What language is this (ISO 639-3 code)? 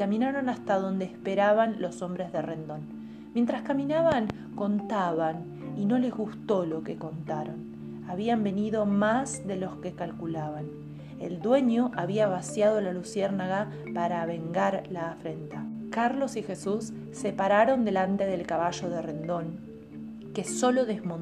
spa